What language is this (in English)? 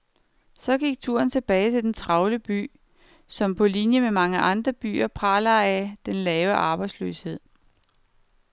Danish